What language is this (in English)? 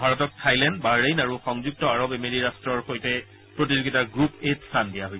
Assamese